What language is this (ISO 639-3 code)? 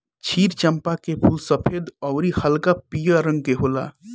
bho